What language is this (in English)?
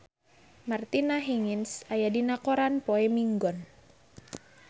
Sundanese